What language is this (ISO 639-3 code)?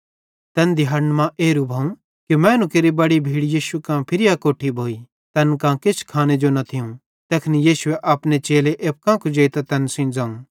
bhd